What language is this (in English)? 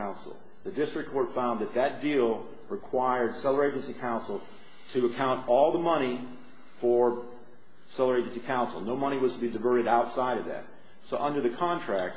English